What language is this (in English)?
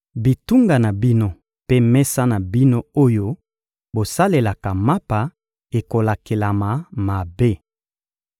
Lingala